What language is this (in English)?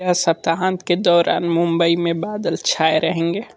Hindi